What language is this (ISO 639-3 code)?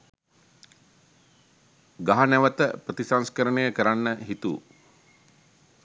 sin